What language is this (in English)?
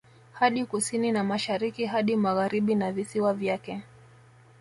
Swahili